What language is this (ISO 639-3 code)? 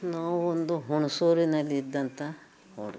kan